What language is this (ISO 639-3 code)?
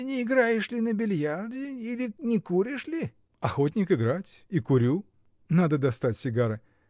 rus